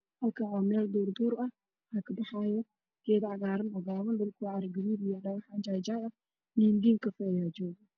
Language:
Somali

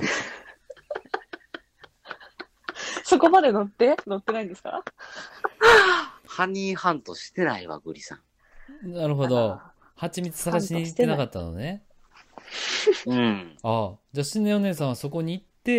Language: Japanese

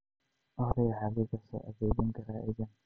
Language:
Somali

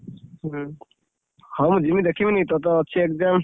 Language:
Odia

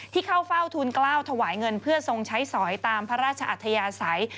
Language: Thai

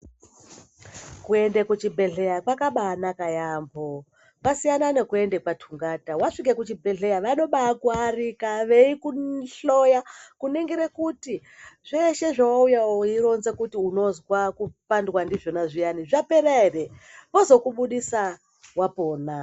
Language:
Ndau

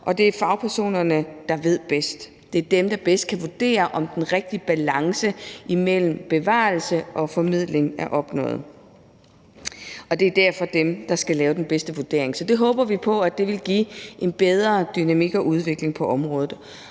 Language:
Danish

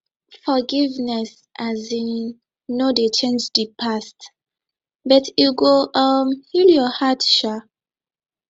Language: Nigerian Pidgin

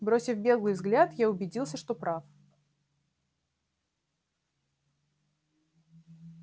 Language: Russian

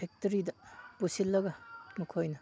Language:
Manipuri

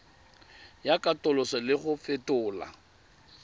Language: Tswana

